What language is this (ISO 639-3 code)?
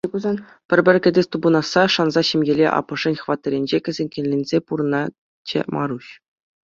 chv